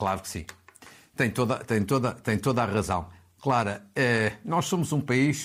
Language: Portuguese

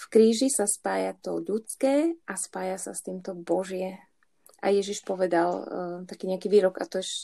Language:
Slovak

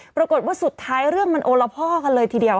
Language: Thai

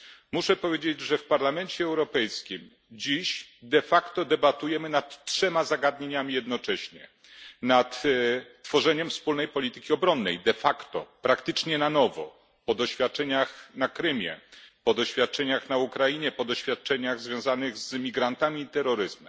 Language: Polish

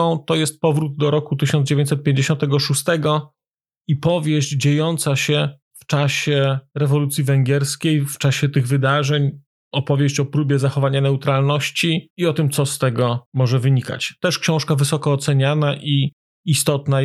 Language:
Polish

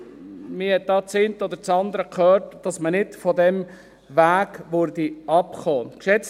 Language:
Swiss German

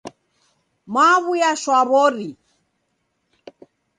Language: Taita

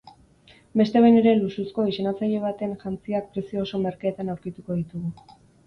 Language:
Basque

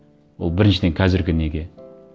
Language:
Kazakh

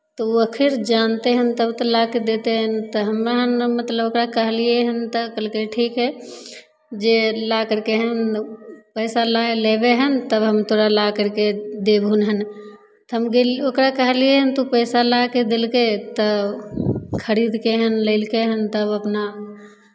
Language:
Maithili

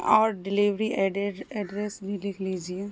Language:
Urdu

